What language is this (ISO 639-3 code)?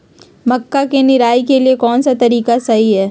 mag